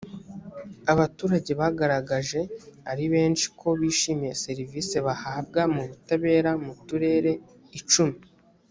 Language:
Kinyarwanda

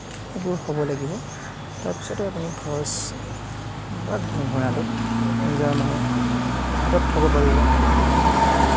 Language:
Assamese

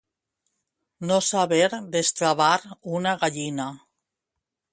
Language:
Catalan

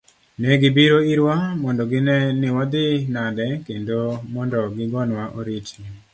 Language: Luo (Kenya and Tanzania)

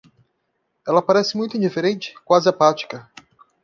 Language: Portuguese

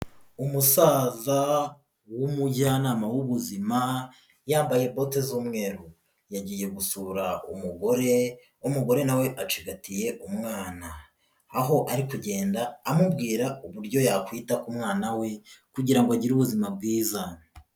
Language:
Kinyarwanda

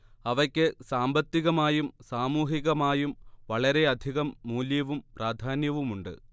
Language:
Malayalam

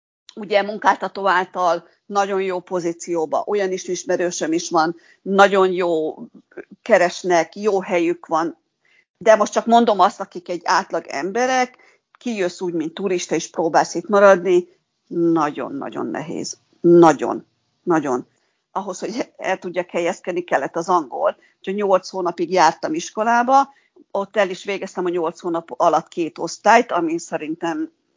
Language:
Hungarian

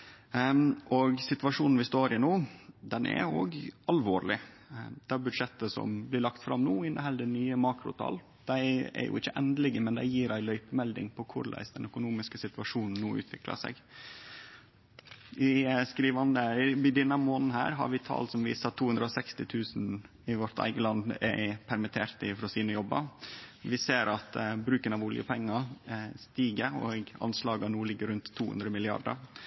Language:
Norwegian Nynorsk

